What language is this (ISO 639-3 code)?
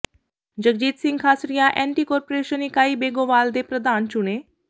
pan